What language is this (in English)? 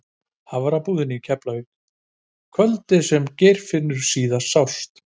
Icelandic